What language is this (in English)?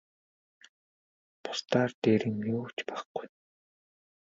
Mongolian